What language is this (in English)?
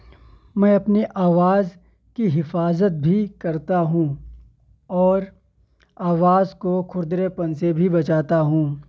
Urdu